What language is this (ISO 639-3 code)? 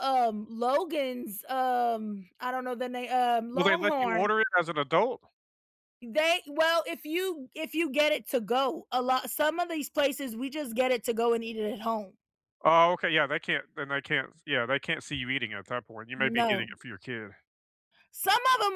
eng